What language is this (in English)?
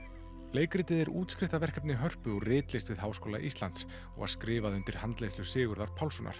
Icelandic